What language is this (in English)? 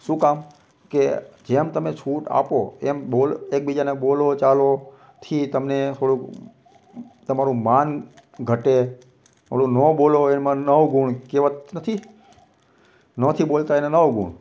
Gujarati